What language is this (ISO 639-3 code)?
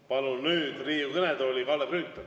est